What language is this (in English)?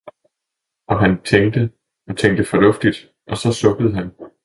Danish